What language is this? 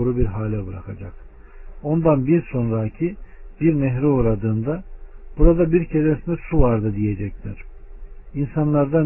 Turkish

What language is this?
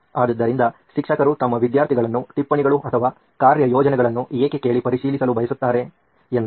Kannada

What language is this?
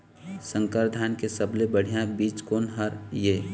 Chhattisgarhi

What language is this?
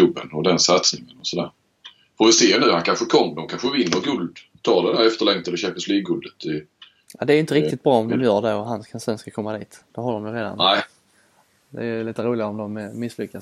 Swedish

